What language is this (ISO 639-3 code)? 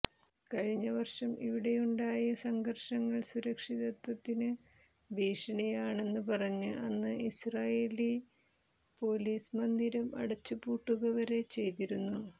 mal